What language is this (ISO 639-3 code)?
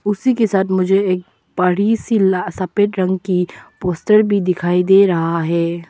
hin